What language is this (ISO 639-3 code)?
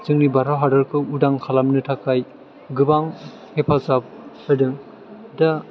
brx